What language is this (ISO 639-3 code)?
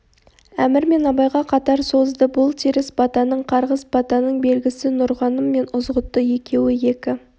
kaz